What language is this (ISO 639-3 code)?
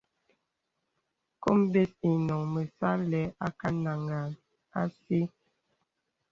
beb